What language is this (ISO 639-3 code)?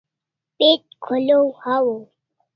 kls